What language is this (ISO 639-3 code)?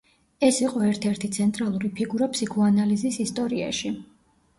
kat